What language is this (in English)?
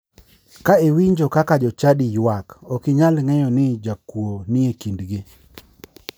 Luo (Kenya and Tanzania)